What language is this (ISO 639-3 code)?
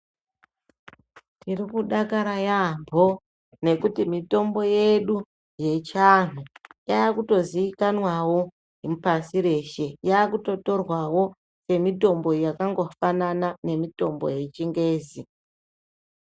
ndc